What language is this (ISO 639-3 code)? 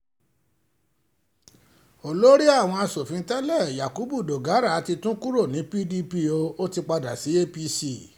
yor